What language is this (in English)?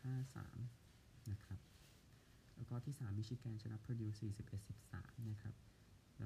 Thai